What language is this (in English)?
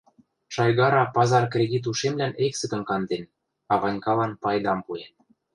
Western Mari